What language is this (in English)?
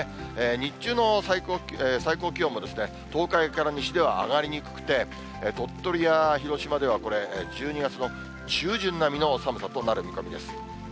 Japanese